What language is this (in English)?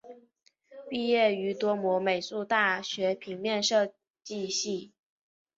Chinese